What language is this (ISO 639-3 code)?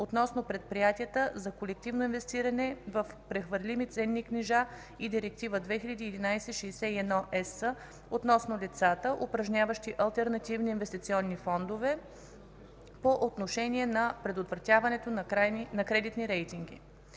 bul